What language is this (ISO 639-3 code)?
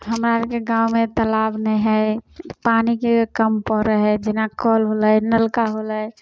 mai